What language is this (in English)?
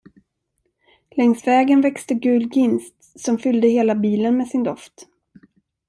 Swedish